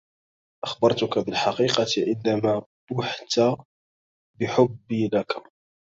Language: Arabic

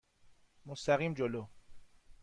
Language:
Persian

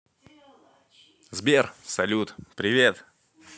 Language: Russian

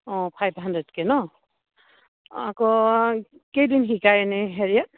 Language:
Assamese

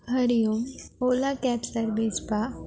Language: Sanskrit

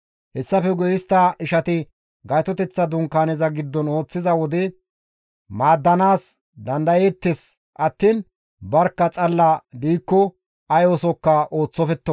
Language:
Gamo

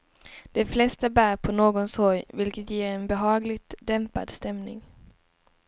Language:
Swedish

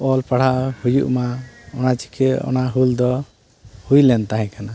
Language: Santali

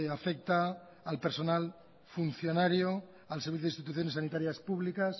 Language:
Spanish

